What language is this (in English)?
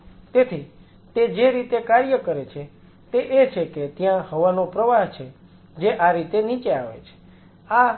Gujarati